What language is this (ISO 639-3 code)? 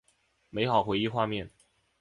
zho